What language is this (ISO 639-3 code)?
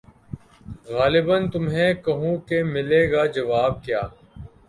urd